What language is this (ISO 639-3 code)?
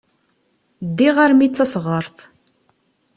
kab